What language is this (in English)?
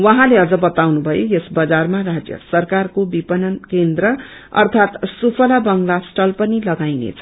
Nepali